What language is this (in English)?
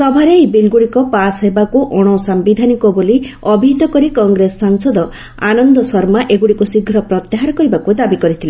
Odia